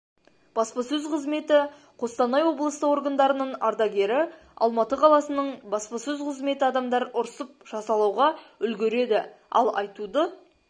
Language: Kazakh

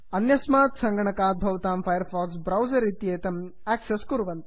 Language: Sanskrit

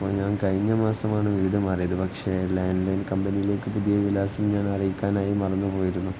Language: Malayalam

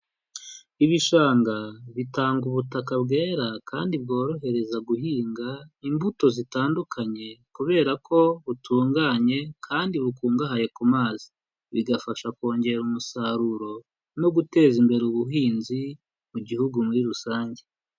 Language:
Kinyarwanda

